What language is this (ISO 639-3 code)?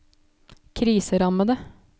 nor